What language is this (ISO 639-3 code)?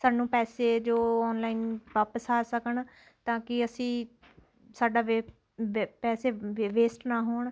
pan